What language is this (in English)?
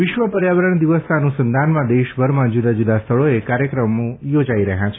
Gujarati